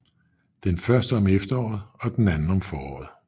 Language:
Danish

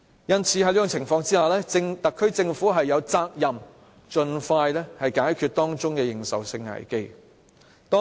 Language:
Cantonese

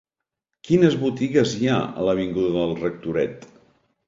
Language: Catalan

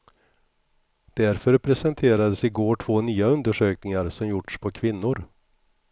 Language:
Swedish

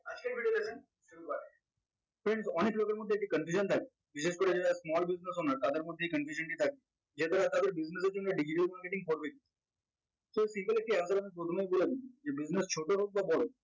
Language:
Bangla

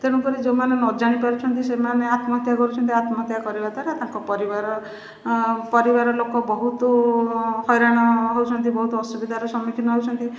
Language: Odia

